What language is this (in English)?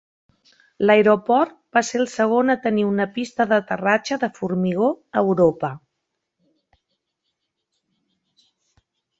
Catalan